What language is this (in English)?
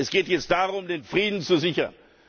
German